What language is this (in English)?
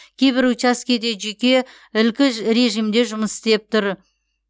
Kazakh